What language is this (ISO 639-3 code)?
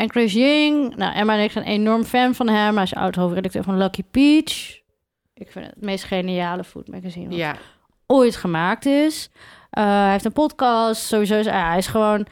nld